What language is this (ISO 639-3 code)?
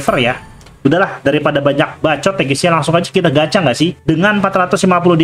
ind